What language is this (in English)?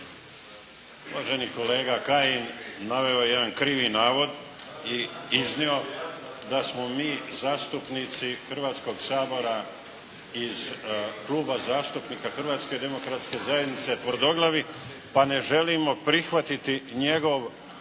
Croatian